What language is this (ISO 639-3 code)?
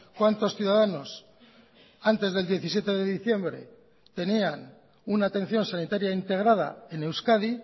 spa